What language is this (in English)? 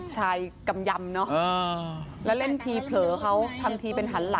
Thai